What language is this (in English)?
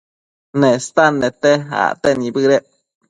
Matsés